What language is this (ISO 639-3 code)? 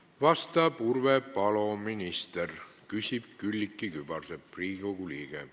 est